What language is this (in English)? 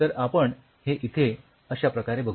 Marathi